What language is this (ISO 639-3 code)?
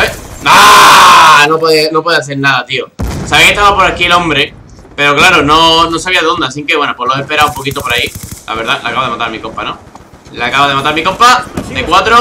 spa